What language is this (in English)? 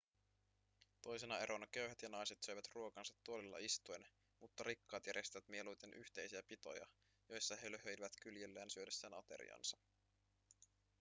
Finnish